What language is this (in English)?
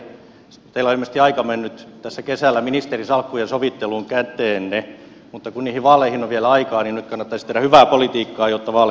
Finnish